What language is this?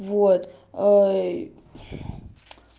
Russian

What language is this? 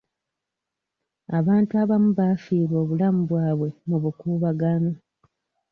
Ganda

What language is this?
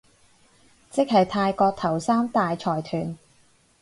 Cantonese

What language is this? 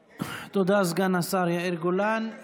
Hebrew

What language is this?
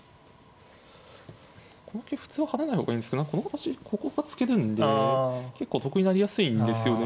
Japanese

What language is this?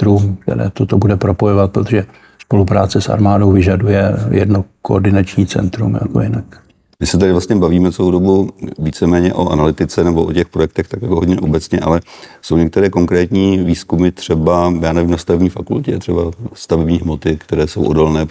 Czech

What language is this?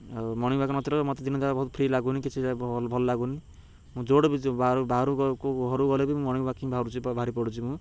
Odia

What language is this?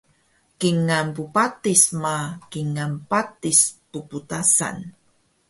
Taroko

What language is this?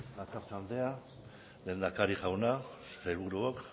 Basque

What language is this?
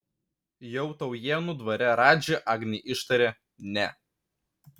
Lithuanian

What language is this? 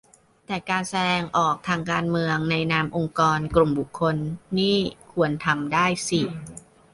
Thai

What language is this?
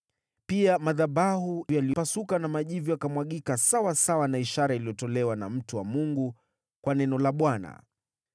Swahili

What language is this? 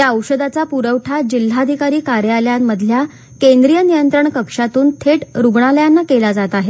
Marathi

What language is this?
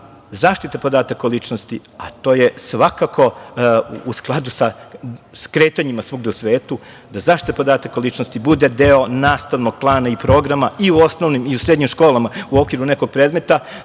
Serbian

